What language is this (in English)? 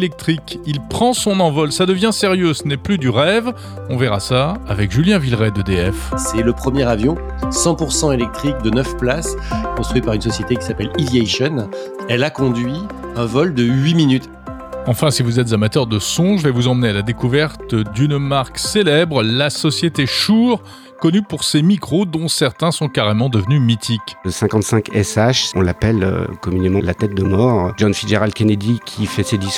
French